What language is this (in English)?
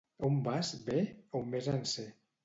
Catalan